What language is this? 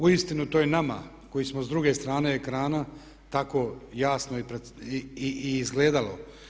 Croatian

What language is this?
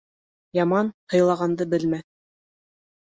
Bashkir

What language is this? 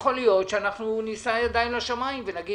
Hebrew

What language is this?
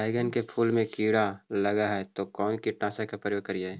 Magahi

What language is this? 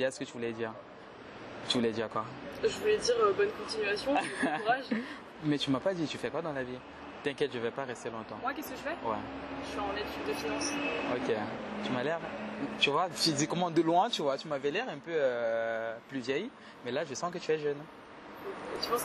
French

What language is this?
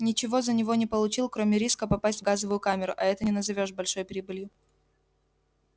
Russian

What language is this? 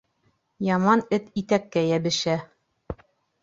Bashkir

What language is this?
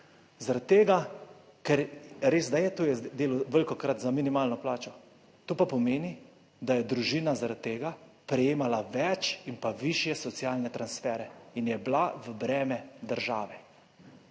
Slovenian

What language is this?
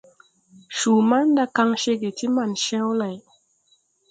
Tupuri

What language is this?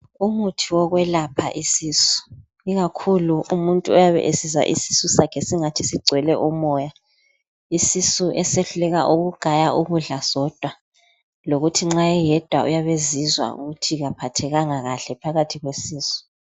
North Ndebele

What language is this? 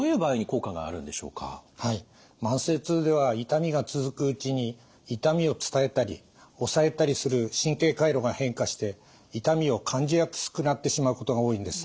Japanese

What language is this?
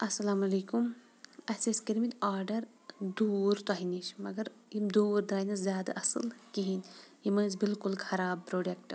Kashmiri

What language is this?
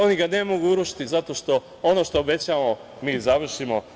Serbian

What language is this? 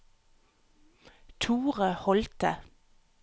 Norwegian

